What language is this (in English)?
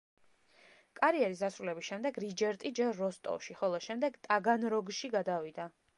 Georgian